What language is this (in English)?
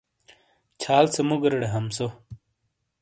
Shina